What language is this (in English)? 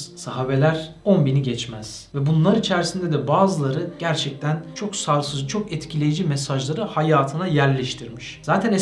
Turkish